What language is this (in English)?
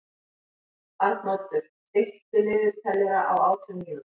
Icelandic